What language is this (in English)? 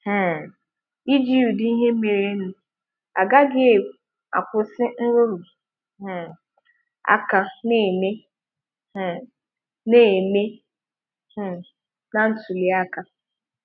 Igbo